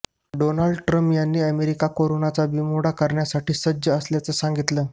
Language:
Marathi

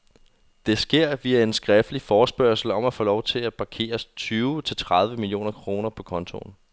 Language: Danish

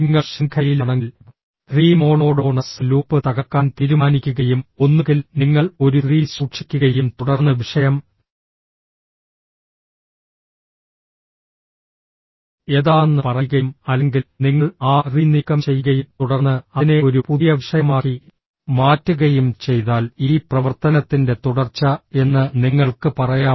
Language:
Malayalam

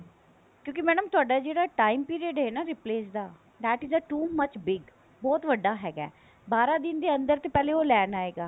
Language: Punjabi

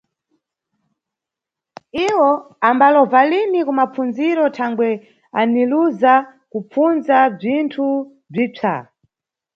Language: Nyungwe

